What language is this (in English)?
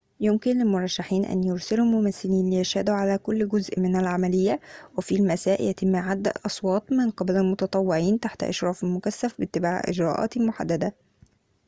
Arabic